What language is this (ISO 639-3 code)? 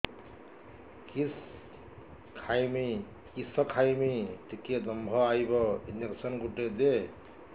ori